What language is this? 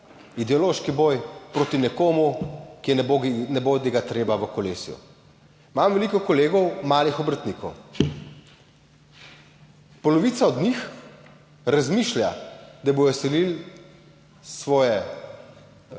Slovenian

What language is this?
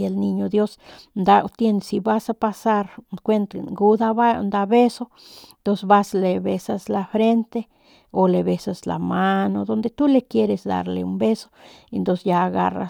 Northern Pame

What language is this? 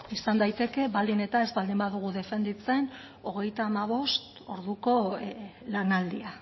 Basque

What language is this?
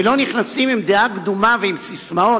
Hebrew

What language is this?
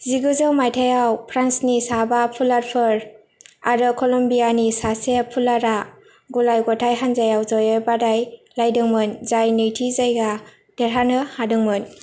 Bodo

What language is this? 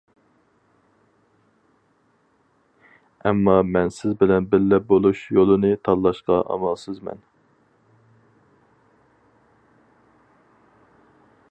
Uyghur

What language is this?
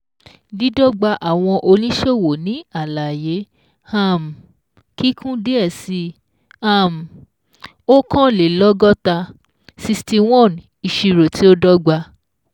Yoruba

